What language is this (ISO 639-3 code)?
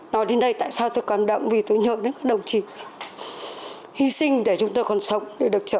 vie